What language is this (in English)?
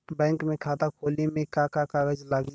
Bhojpuri